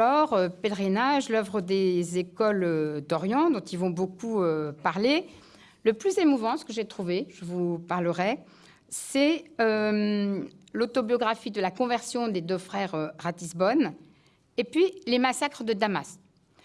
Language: French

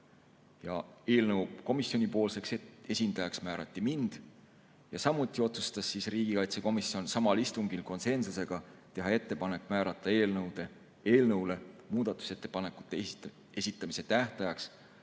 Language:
Estonian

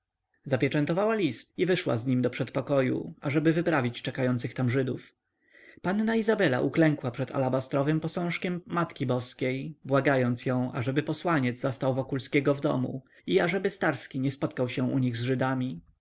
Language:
Polish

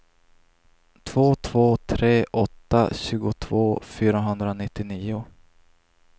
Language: Swedish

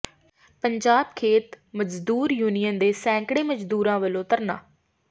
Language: Punjabi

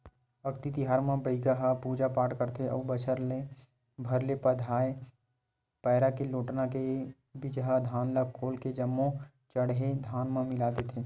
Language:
Chhattisgarhi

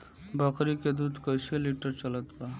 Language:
Bhojpuri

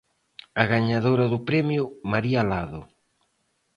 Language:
Galician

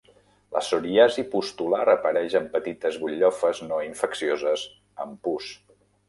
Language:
Catalan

